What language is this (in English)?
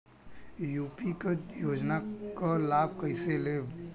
Bhojpuri